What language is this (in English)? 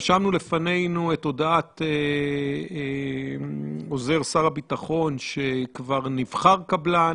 Hebrew